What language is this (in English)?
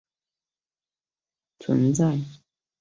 Chinese